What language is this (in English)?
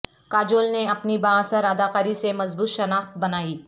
Urdu